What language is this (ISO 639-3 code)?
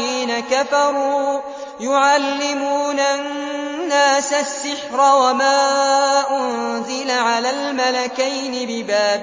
ara